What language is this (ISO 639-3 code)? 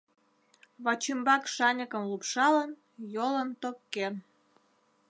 chm